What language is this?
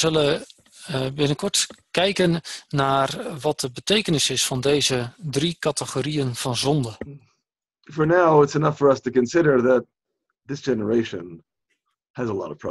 Dutch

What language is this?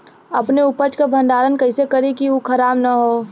Bhojpuri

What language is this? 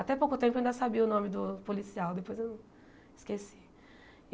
Portuguese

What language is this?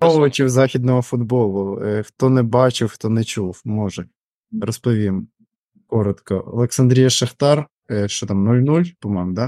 Ukrainian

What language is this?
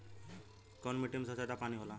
Bhojpuri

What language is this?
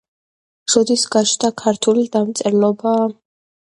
Georgian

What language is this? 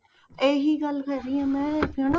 Punjabi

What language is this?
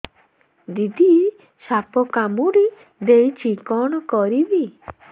Odia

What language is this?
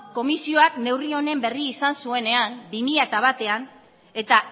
Basque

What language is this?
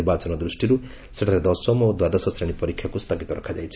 Odia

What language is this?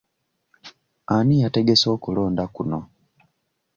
Ganda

